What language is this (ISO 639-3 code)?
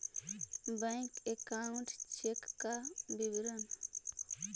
mag